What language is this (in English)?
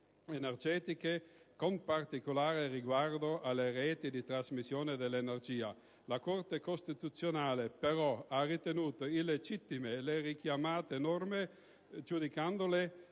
Italian